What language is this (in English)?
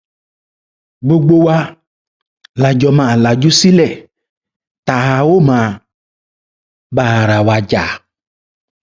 Yoruba